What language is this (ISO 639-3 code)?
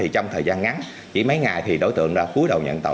vie